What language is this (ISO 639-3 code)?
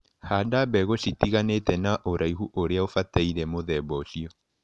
kik